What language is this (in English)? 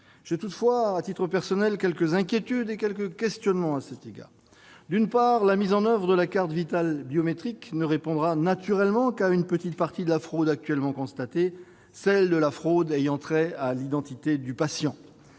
French